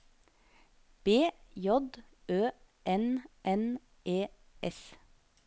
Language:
Norwegian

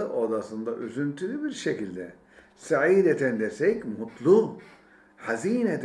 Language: Turkish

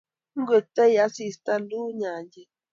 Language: Kalenjin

